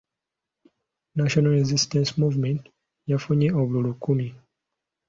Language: Ganda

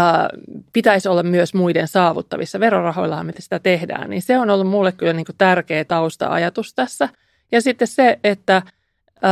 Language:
Finnish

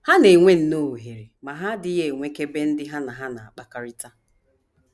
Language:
Igbo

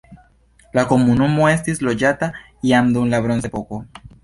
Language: Esperanto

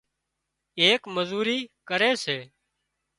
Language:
Wadiyara Koli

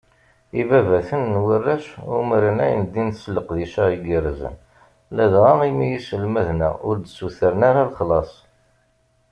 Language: Kabyle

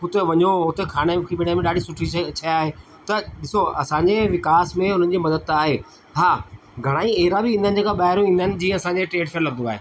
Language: Sindhi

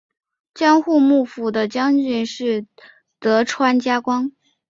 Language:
Chinese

